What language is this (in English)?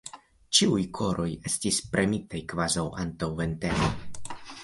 Esperanto